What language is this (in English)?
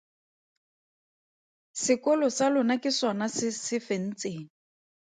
Tswana